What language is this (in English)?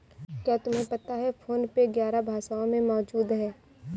Hindi